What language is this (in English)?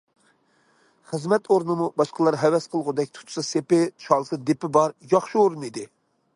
Uyghur